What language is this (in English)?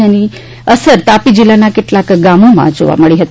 Gujarati